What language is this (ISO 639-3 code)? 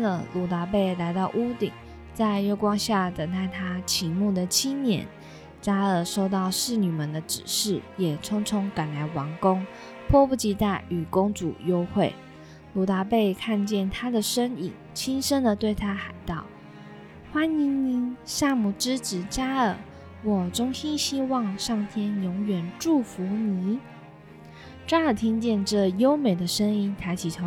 zho